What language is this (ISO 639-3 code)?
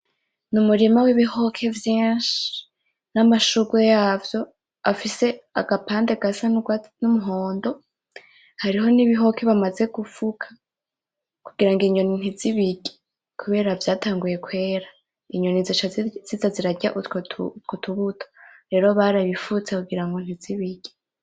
run